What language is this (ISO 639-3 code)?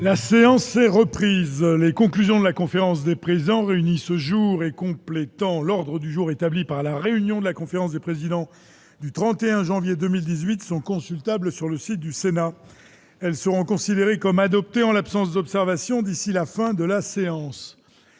fra